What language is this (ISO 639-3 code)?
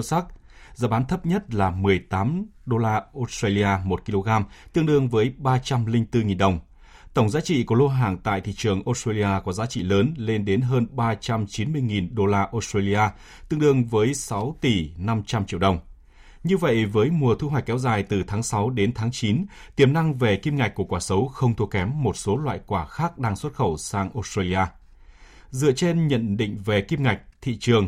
vie